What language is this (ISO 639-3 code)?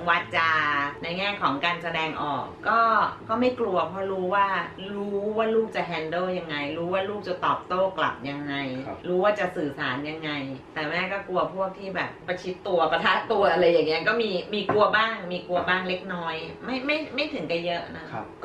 tha